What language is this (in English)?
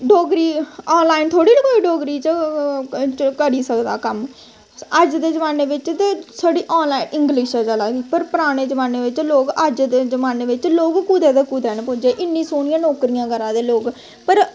Dogri